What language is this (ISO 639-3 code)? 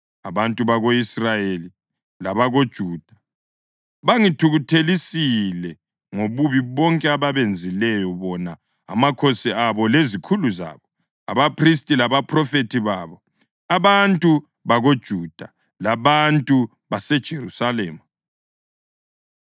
nde